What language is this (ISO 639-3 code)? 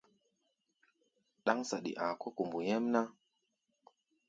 gba